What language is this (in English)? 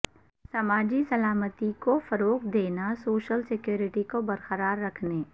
Urdu